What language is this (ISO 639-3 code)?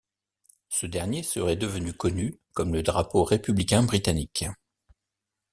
fra